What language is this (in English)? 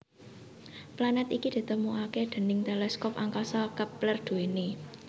Javanese